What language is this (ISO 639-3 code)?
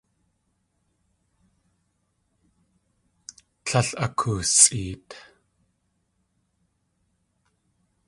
tli